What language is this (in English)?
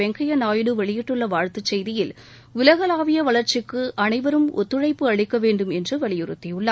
Tamil